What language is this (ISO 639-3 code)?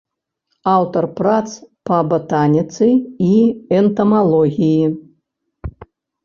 bel